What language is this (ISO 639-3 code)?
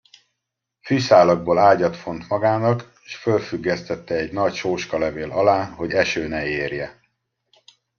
hun